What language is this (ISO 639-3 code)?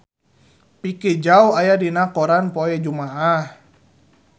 sun